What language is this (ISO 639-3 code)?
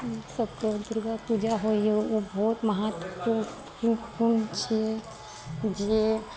mai